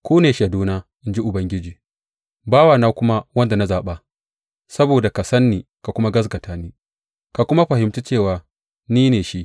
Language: Hausa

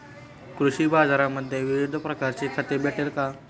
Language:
Marathi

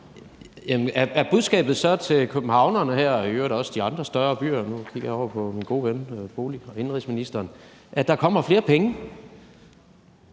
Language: Danish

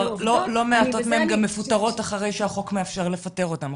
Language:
Hebrew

